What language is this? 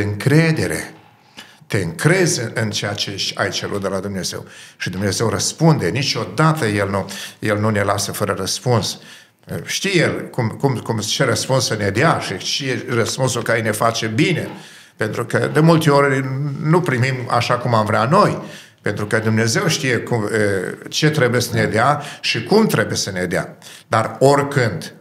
Romanian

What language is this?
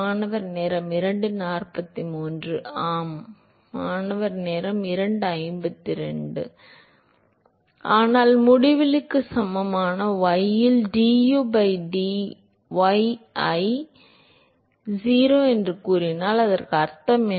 Tamil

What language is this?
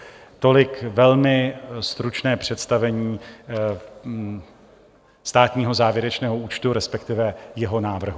Czech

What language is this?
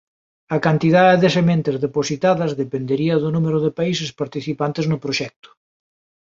Galician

